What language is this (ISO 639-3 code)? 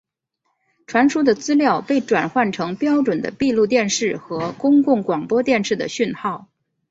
zho